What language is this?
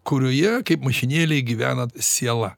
Lithuanian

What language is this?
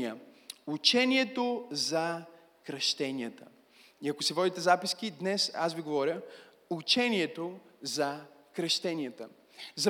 Bulgarian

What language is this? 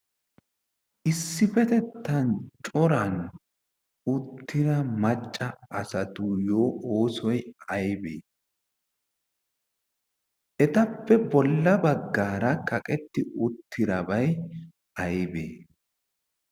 Wolaytta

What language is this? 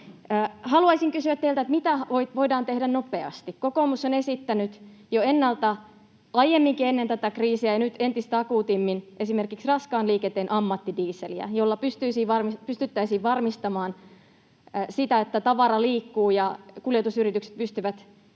Finnish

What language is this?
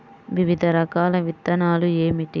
Telugu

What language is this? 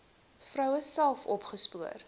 Afrikaans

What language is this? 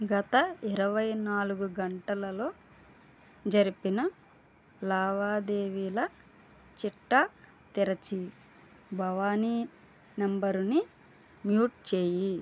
Telugu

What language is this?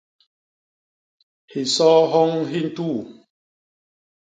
Basaa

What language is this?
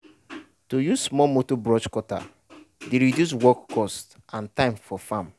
Nigerian Pidgin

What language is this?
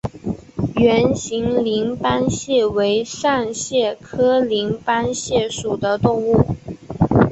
Chinese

